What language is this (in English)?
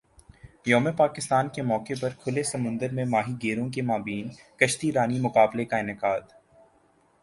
Urdu